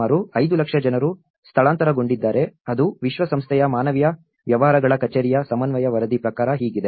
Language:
Kannada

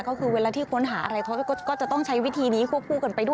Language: Thai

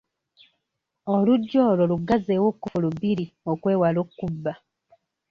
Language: Ganda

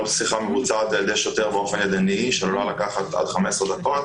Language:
Hebrew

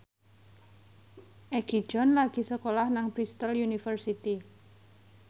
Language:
Javanese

